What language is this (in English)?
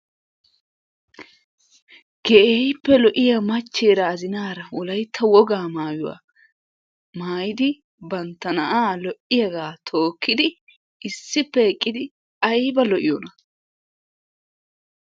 Wolaytta